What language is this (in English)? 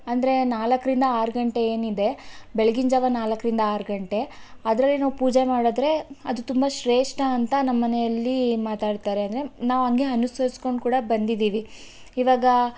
Kannada